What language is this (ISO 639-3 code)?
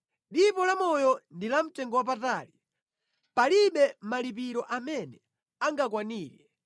nya